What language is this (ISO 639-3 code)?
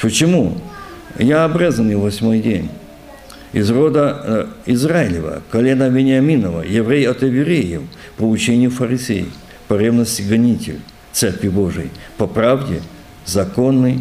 rus